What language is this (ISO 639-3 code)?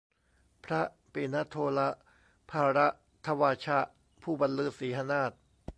tha